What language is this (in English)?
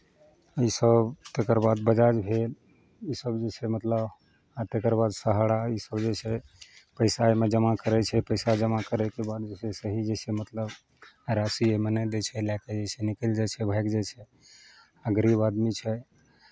Maithili